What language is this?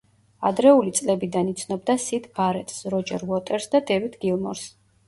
Georgian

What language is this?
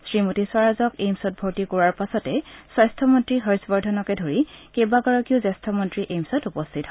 Assamese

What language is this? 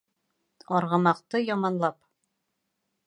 Bashkir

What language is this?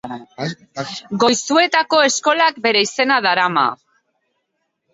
Basque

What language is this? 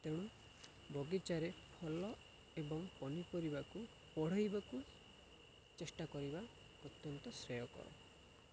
Odia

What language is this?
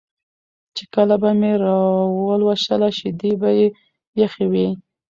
Pashto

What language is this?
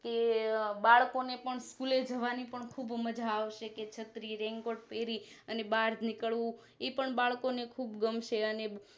Gujarati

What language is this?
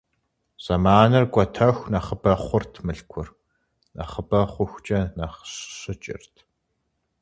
Kabardian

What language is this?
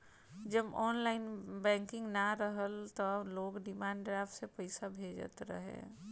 Bhojpuri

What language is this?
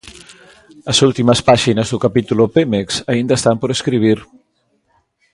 Galician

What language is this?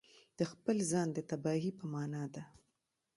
Pashto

